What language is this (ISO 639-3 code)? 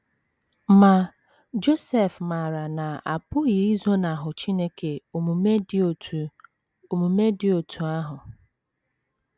ibo